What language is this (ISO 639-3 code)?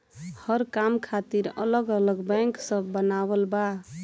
bho